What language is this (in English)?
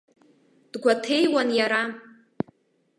Abkhazian